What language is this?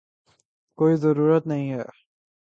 Urdu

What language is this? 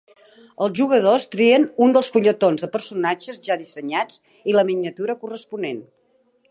Catalan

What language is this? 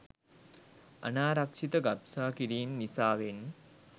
Sinhala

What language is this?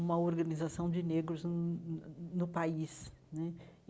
Portuguese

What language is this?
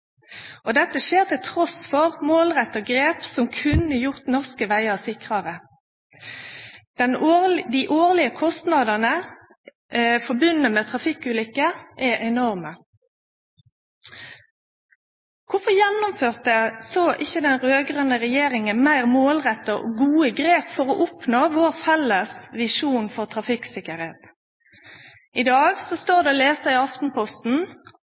Norwegian Nynorsk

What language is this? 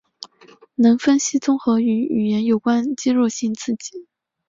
Chinese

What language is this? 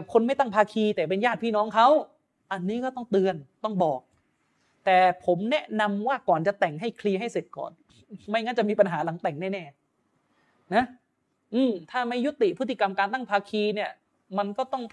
Thai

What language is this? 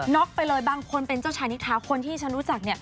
Thai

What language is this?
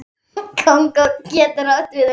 Icelandic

